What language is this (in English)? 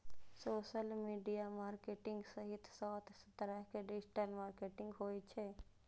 Maithili